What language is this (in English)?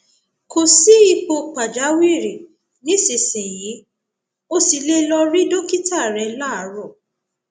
Yoruba